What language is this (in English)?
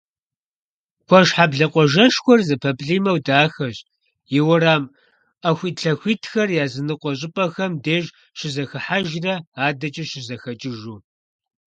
Kabardian